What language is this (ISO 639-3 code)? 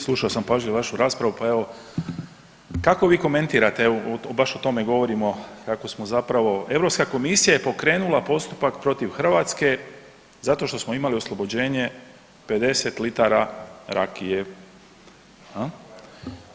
hrv